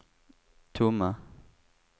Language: Swedish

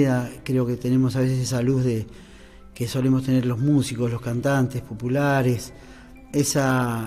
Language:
Spanish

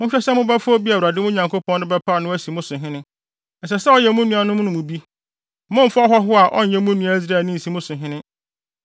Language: Akan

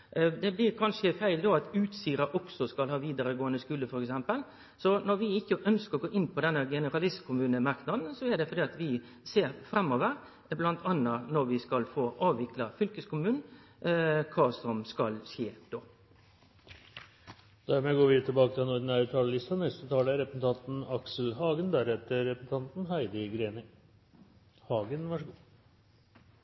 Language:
Norwegian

